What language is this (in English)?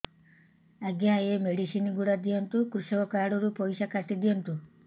Odia